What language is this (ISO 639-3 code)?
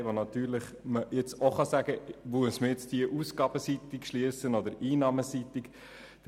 gsw